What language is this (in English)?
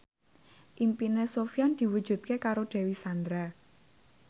Javanese